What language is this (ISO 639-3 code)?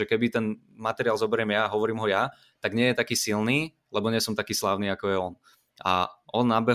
slk